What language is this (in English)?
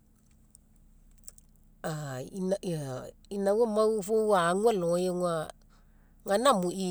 Mekeo